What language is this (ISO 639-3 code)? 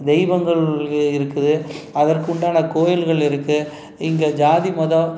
tam